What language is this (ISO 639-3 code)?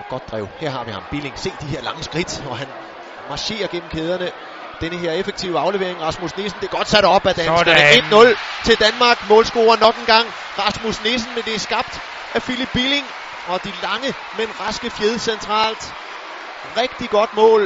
dan